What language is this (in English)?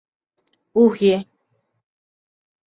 Igbo